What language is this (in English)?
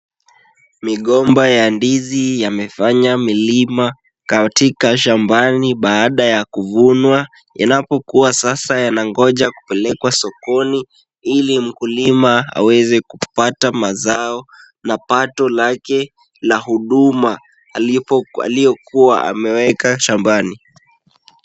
Swahili